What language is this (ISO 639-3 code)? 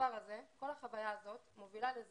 heb